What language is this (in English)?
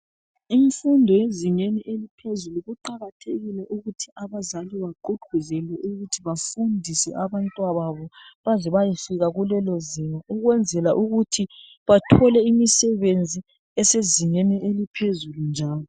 North Ndebele